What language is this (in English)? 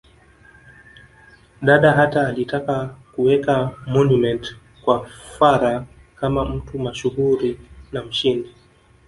Swahili